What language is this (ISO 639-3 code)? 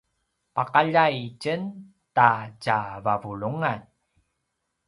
pwn